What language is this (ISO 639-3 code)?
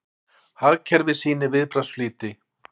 isl